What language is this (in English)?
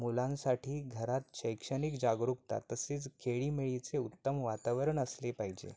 Marathi